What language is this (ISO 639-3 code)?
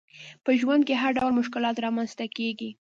pus